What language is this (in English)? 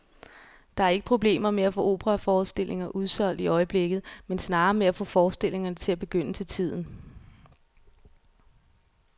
Danish